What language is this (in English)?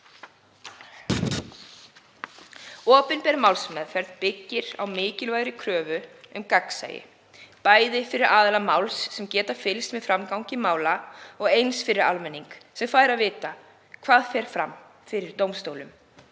Icelandic